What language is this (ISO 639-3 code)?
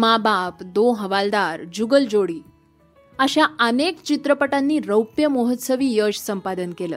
mar